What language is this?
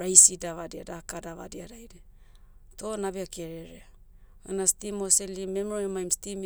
Motu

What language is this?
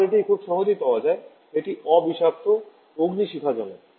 Bangla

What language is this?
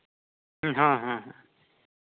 Santali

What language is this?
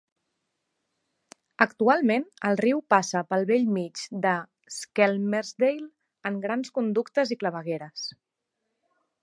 Catalan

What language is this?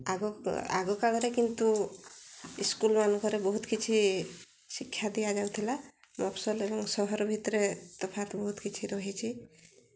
Odia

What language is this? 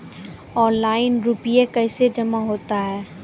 Maithili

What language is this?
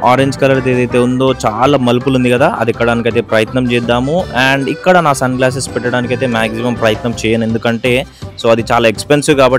Telugu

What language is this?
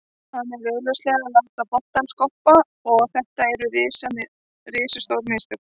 Icelandic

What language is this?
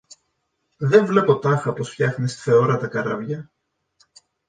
Greek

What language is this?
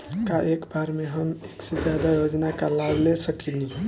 Bhojpuri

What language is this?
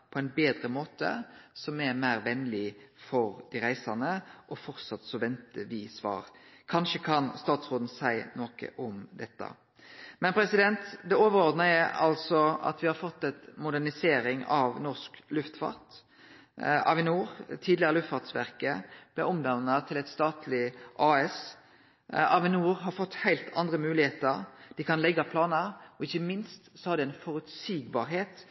Norwegian Nynorsk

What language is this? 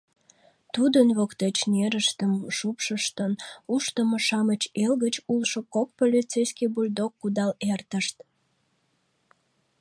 Mari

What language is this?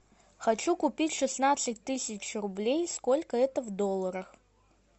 Russian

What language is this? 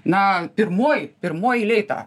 Lithuanian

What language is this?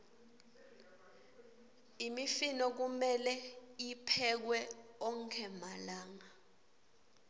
Swati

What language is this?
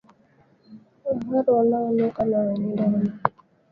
Swahili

